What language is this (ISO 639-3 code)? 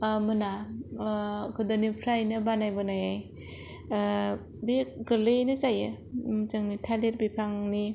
brx